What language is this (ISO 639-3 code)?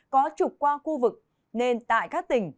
vie